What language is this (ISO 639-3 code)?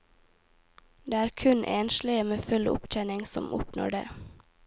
nor